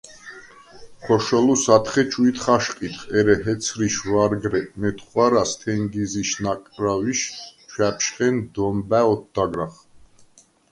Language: Svan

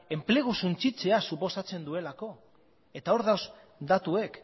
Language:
Basque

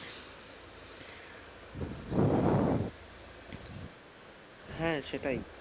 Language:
Bangla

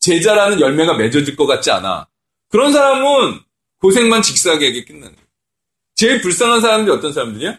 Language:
Korean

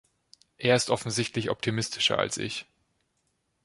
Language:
German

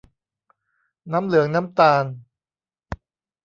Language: Thai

